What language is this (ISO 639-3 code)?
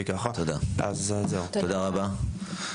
heb